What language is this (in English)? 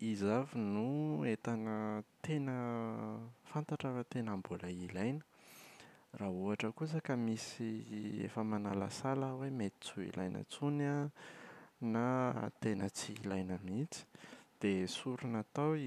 Malagasy